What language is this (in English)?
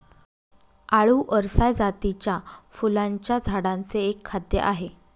Marathi